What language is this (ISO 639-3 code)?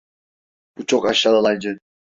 tur